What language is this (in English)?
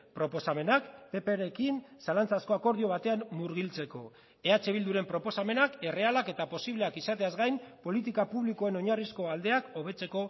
Basque